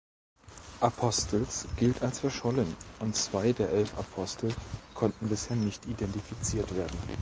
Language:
German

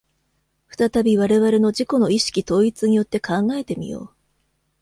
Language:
Japanese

